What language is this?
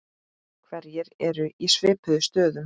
Icelandic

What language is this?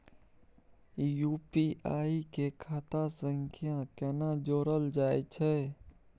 Maithili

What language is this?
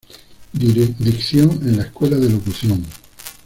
Spanish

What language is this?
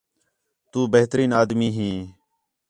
Khetrani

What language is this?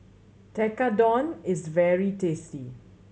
English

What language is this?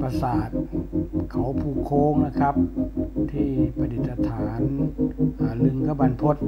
Thai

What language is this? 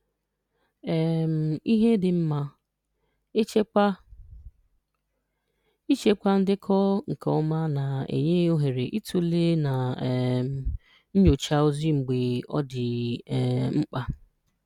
Igbo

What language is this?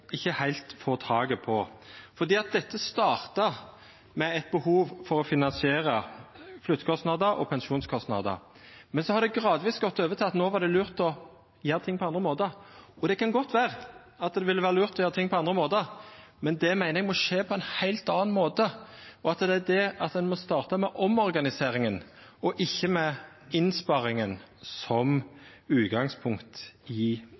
Norwegian Nynorsk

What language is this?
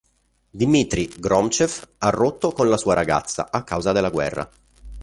Italian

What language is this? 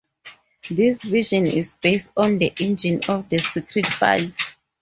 English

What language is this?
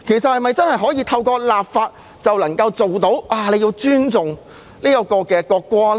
Cantonese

